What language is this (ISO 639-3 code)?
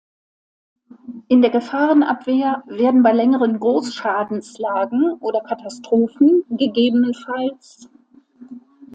deu